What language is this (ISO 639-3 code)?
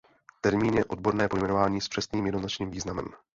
ces